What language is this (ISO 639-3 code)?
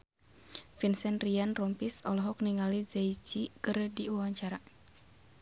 sun